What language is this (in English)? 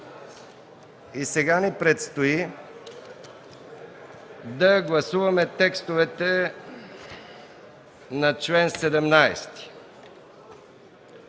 Bulgarian